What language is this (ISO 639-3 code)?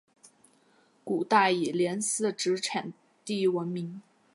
zho